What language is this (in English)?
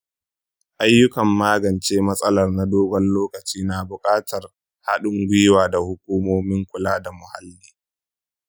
Hausa